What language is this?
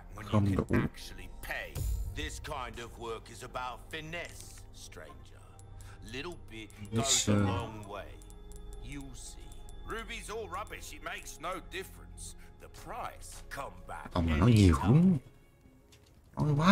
Vietnamese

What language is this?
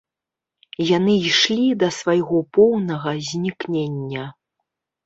Belarusian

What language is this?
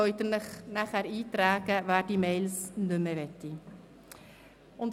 Swiss German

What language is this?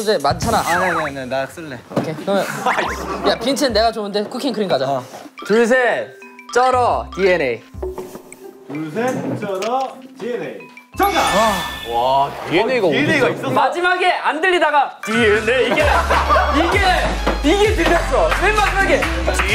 Korean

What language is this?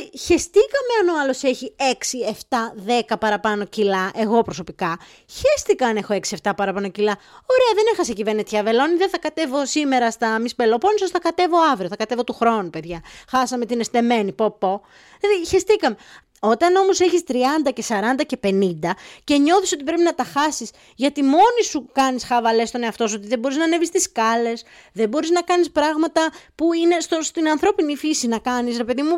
Greek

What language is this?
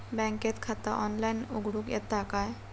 Marathi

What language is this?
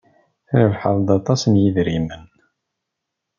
Kabyle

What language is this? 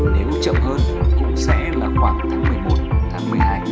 Vietnamese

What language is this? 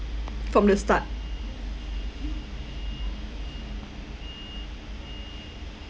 English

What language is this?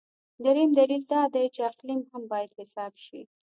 Pashto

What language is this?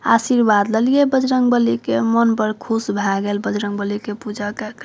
Maithili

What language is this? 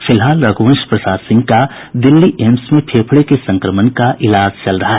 Hindi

